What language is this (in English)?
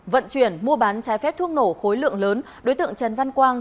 Vietnamese